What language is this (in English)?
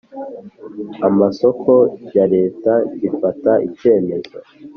Kinyarwanda